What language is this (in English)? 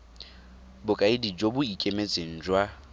Tswana